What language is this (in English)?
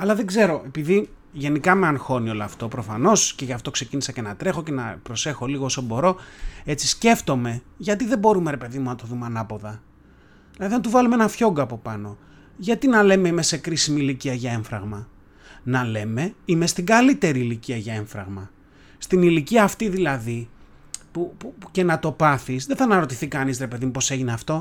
Greek